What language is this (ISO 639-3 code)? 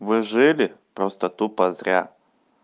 rus